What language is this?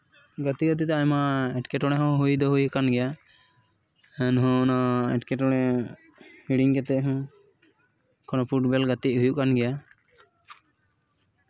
Santali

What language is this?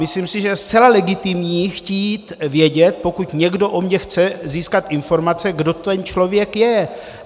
Czech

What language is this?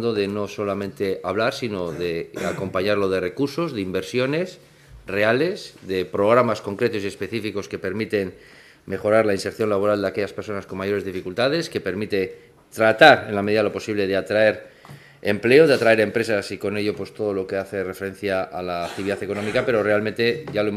Spanish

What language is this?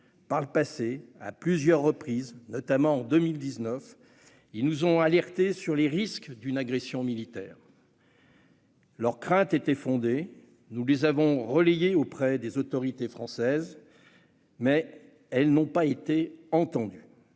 French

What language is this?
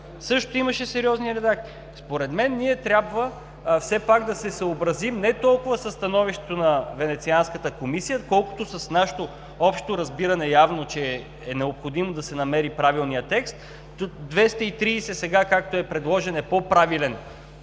Bulgarian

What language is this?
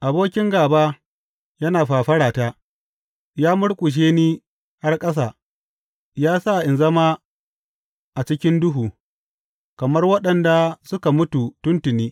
Hausa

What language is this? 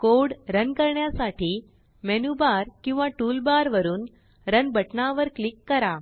Marathi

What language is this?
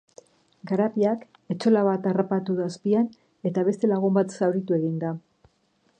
Basque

